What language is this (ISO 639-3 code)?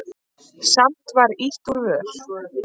isl